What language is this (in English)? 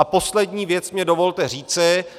Czech